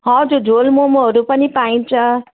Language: Nepali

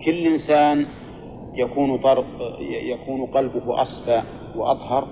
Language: Arabic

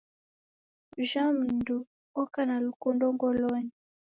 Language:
Taita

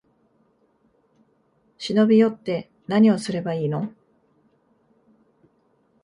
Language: Japanese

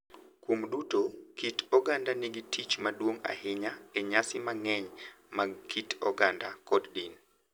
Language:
Luo (Kenya and Tanzania)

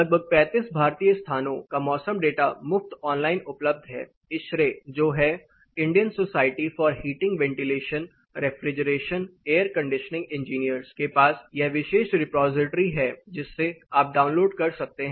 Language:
Hindi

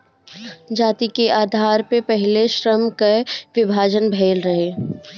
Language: Bhojpuri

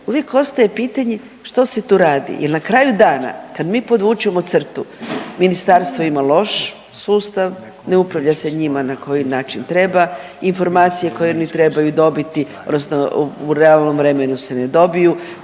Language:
Croatian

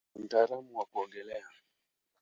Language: Swahili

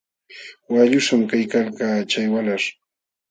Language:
Jauja Wanca Quechua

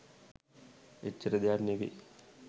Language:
Sinhala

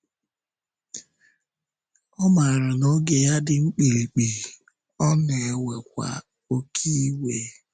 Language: Igbo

